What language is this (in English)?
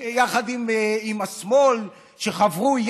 Hebrew